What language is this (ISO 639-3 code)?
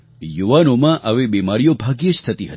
guj